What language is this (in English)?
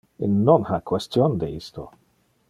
Interlingua